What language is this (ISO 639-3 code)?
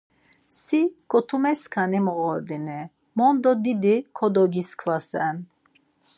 lzz